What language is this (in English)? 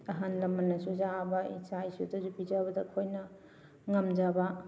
Manipuri